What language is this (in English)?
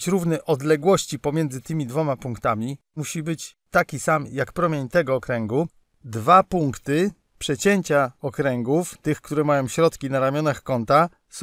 Polish